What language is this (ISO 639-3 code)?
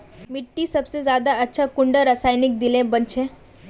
mag